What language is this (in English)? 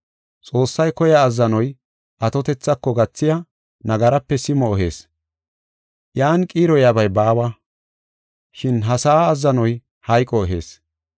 Gofa